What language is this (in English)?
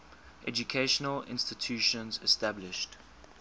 English